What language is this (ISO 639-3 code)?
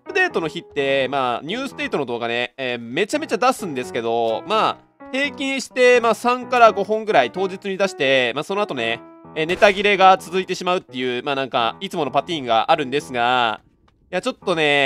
jpn